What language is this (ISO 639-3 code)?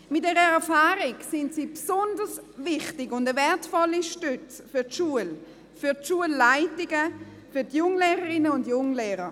gsw